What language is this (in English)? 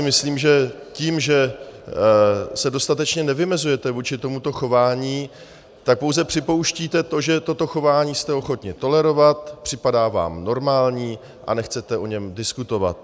Czech